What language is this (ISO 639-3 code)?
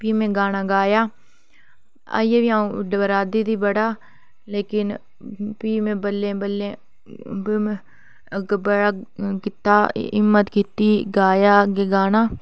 doi